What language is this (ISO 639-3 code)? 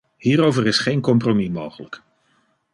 nld